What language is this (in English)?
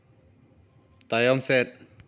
Santali